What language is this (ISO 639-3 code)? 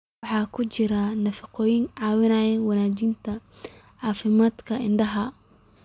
som